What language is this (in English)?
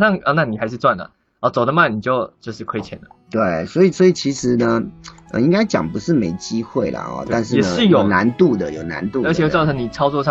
Chinese